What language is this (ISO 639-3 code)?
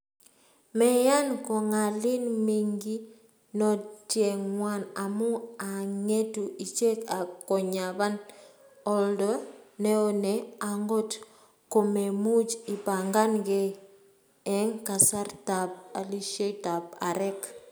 kln